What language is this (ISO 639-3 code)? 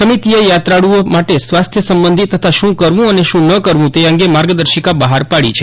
guj